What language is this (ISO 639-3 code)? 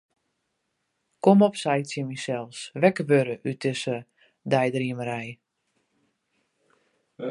fry